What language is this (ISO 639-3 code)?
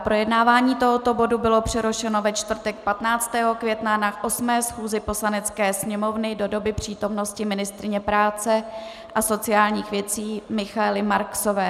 ces